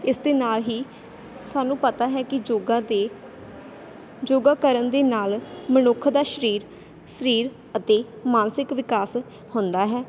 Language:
Punjabi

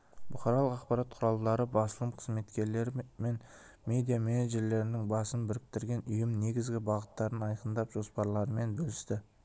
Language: Kazakh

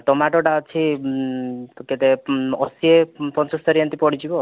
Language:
Odia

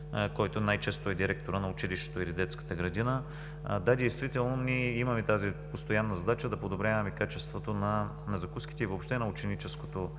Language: Bulgarian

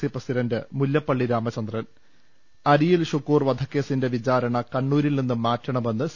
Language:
Malayalam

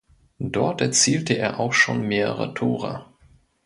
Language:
German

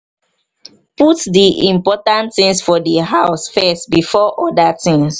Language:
Nigerian Pidgin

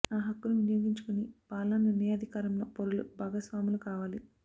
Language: Telugu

